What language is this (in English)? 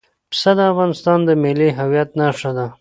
Pashto